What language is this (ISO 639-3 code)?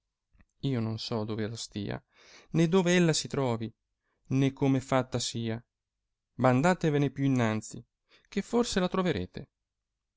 ita